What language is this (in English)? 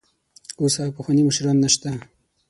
Pashto